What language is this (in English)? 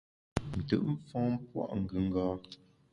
Bamun